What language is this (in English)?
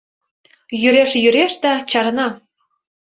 Mari